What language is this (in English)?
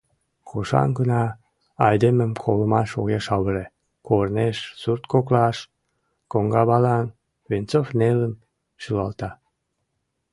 Mari